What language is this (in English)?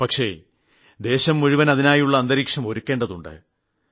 Malayalam